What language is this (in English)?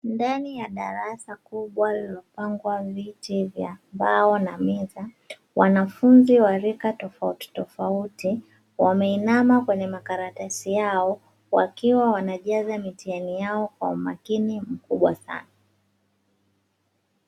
Swahili